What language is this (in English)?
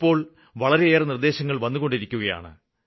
Malayalam